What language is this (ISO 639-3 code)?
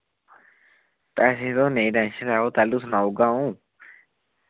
doi